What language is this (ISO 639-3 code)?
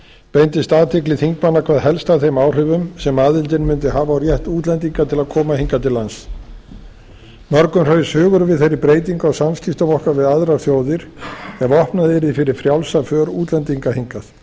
isl